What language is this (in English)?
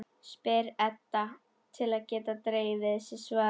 Icelandic